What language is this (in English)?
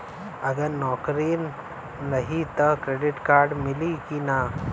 Bhojpuri